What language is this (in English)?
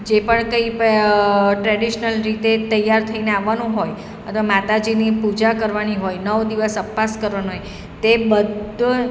Gujarati